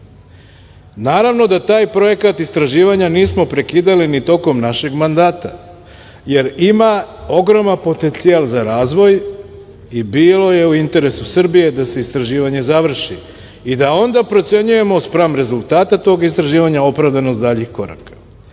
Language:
Serbian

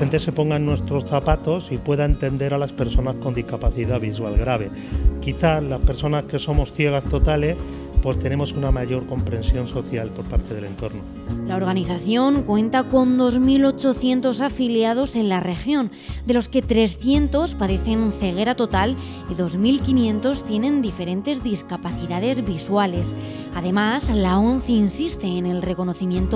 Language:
Spanish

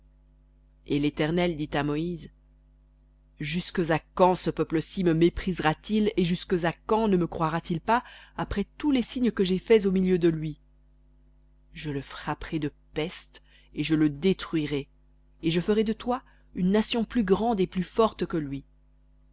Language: French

